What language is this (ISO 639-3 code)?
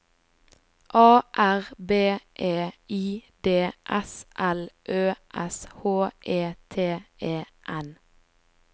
nor